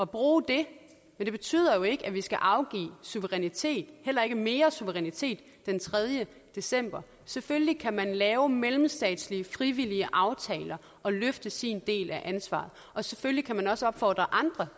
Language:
Danish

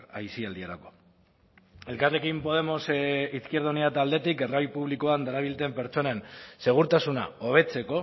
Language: Basque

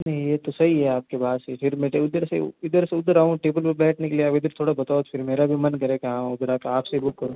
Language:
Hindi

